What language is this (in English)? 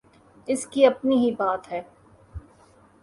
Urdu